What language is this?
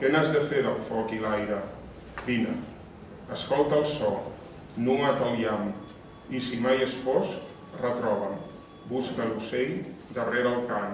Catalan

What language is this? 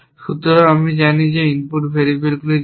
Bangla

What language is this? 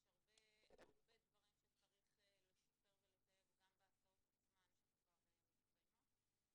Hebrew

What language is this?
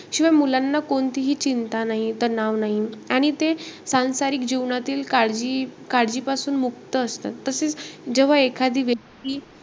Marathi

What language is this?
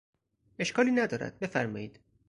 Persian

